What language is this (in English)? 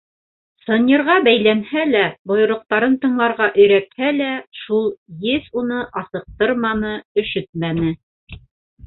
Bashkir